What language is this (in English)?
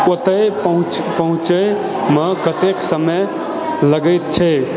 Maithili